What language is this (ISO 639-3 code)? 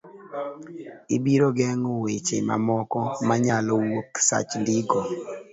luo